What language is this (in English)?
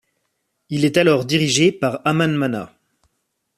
French